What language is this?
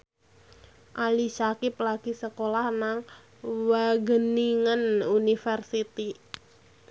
Javanese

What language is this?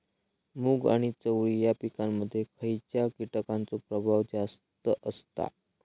Marathi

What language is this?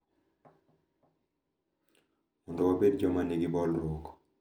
Luo (Kenya and Tanzania)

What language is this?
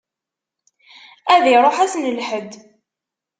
Kabyle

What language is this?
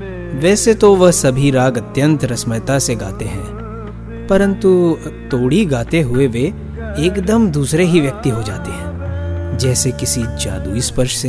Hindi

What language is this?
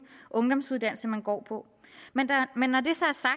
Danish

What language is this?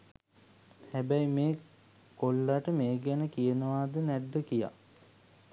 Sinhala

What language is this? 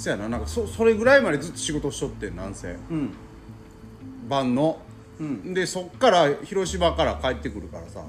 Japanese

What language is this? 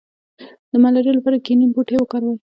Pashto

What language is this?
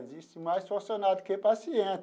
Portuguese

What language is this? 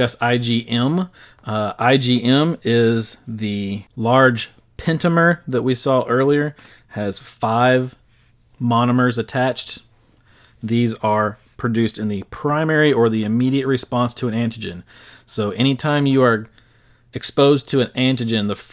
English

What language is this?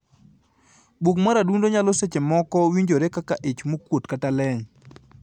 Luo (Kenya and Tanzania)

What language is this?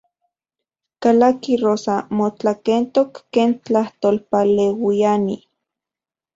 Central Puebla Nahuatl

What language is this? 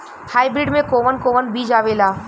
Bhojpuri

